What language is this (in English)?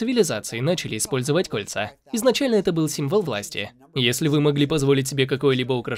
Russian